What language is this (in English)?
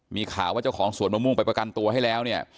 Thai